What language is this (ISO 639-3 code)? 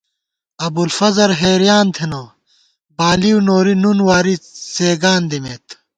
gwt